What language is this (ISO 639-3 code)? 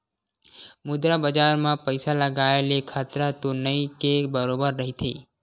hne